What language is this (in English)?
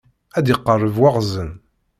Kabyle